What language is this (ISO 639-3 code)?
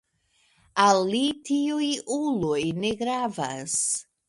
epo